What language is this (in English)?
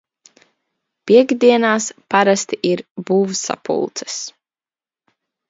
Latvian